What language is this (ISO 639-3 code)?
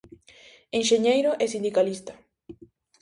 glg